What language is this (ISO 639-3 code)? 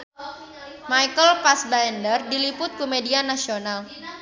sun